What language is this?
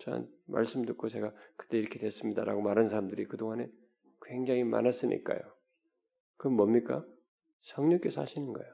Korean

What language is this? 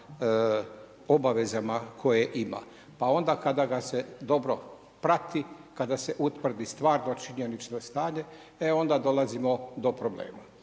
Croatian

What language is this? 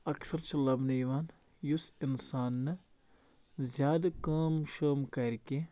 Kashmiri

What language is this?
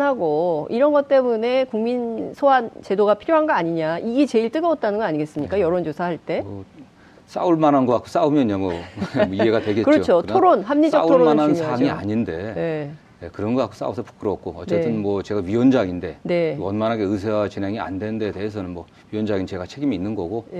Korean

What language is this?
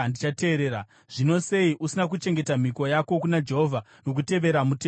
Shona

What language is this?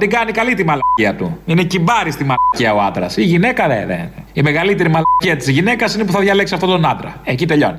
Greek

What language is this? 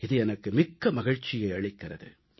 Tamil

